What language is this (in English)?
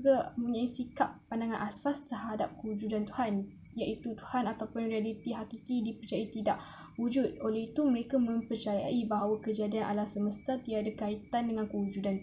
Malay